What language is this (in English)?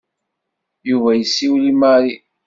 Kabyle